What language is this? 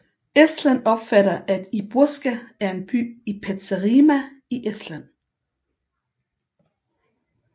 Danish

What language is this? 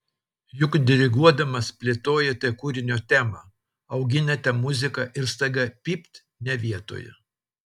Lithuanian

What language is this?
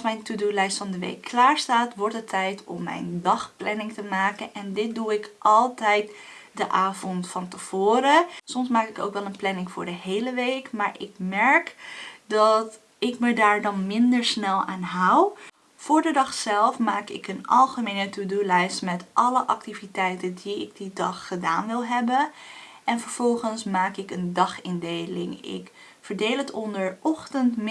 Dutch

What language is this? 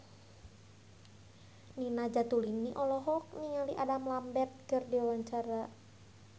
Sundanese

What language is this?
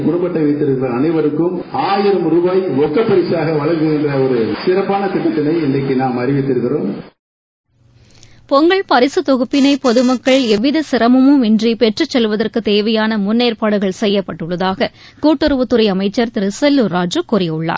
Tamil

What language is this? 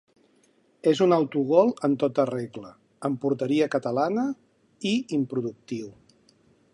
Catalan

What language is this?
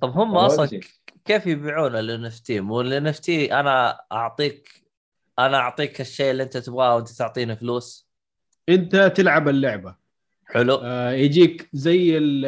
Arabic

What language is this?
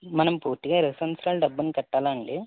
Telugu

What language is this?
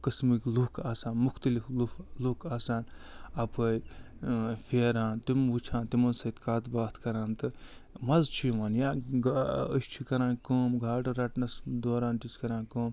Kashmiri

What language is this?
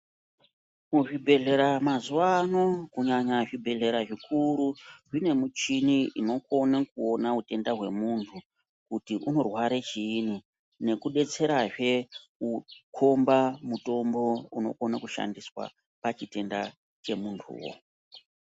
Ndau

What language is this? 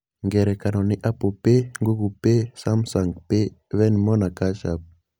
Kikuyu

